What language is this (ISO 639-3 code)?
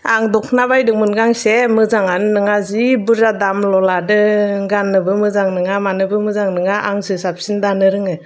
brx